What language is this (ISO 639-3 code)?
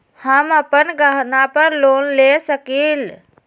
mag